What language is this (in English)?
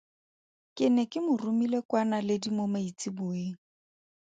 Tswana